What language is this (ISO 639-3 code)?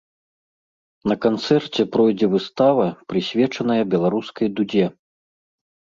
bel